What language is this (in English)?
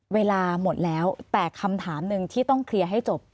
Thai